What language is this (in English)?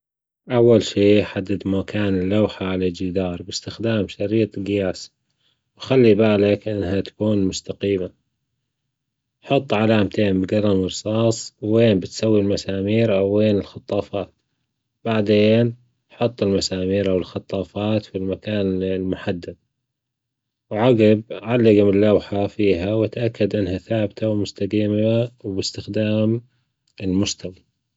Gulf Arabic